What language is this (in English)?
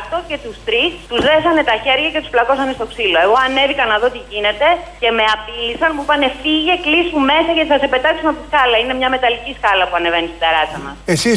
Greek